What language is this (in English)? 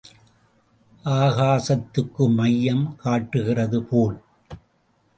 Tamil